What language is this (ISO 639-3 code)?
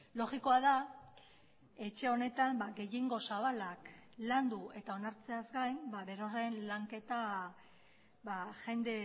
eus